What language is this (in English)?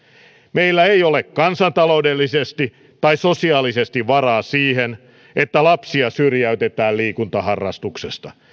Finnish